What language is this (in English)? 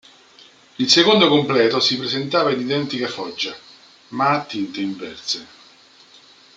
Italian